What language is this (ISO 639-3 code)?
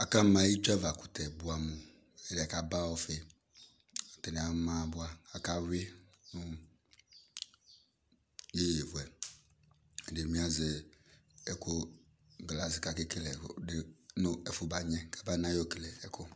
kpo